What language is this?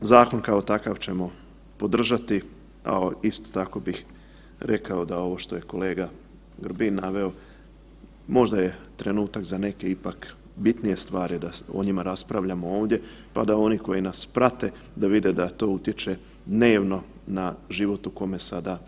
Croatian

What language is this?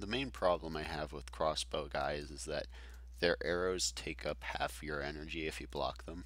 English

